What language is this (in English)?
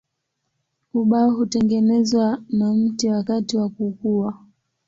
Swahili